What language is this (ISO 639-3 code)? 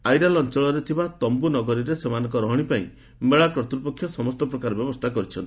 ori